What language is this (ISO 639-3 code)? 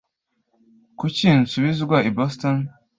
kin